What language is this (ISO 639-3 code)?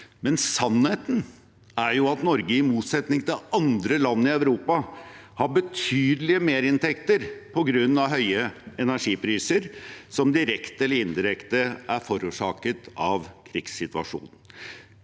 nor